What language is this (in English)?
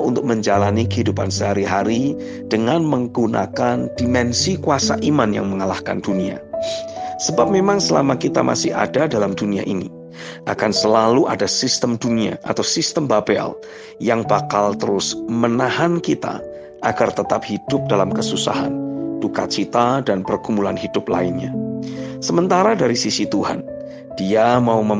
Indonesian